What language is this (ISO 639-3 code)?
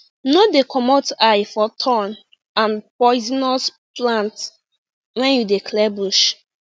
pcm